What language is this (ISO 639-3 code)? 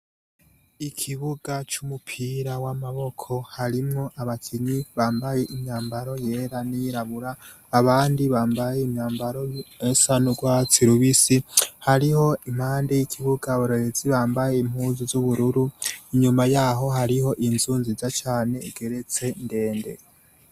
run